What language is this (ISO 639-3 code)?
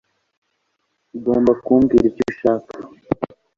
kin